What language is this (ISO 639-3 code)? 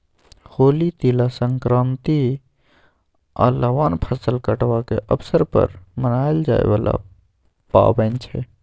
mai